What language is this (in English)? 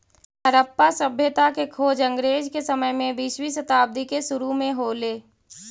Magahi